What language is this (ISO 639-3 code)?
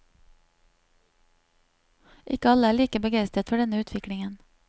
nor